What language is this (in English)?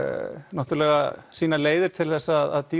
Icelandic